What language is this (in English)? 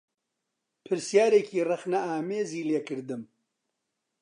Central Kurdish